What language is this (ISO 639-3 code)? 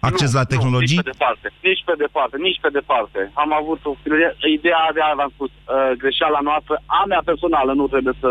ron